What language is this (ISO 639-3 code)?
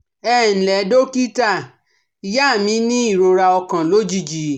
yor